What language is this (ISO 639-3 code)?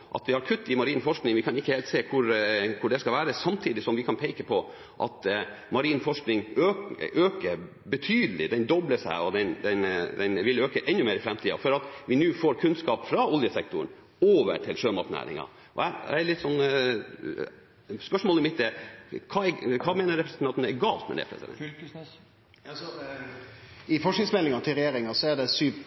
nor